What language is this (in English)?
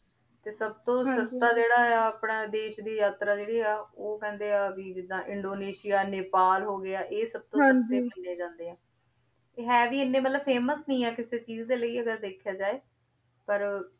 Punjabi